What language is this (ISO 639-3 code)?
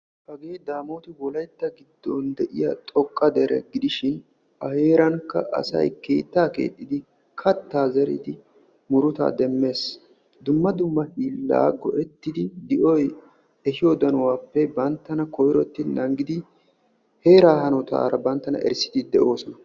wal